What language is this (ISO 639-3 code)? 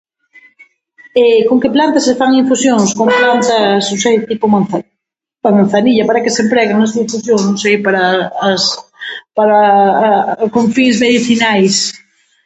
glg